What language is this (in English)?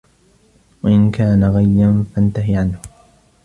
Arabic